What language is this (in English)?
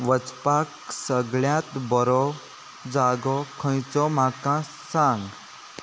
Konkani